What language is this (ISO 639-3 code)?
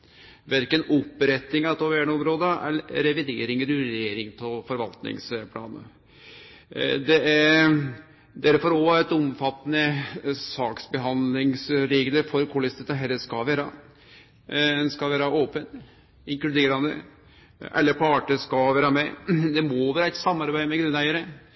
nno